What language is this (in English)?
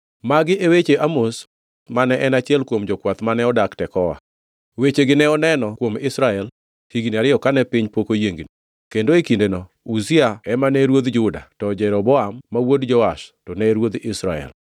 Luo (Kenya and Tanzania)